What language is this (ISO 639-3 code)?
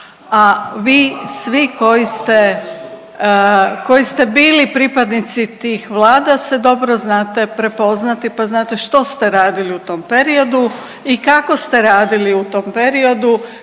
hrv